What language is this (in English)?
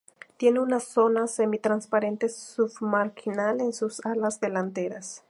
Spanish